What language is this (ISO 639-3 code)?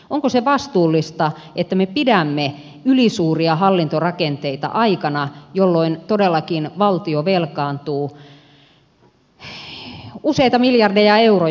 fin